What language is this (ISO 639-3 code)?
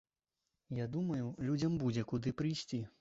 bel